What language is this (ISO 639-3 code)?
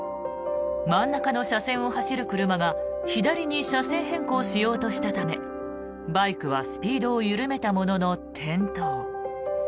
jpn